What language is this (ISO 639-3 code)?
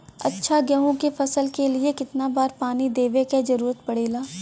bho